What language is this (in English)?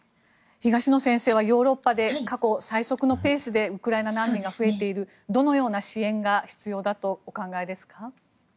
Japanese